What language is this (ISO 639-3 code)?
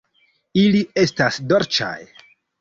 epo